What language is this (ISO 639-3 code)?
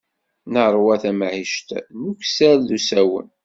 kab